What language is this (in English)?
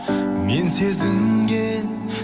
Kazakh